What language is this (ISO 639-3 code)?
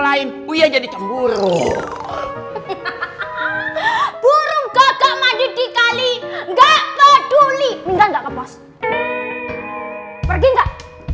ind